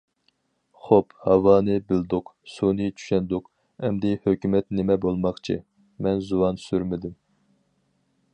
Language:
Uyghur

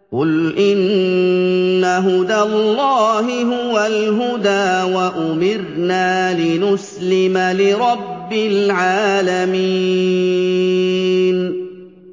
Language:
Arabic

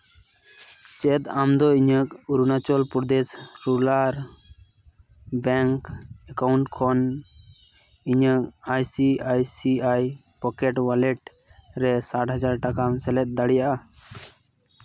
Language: Santali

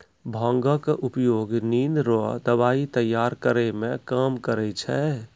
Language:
Maithili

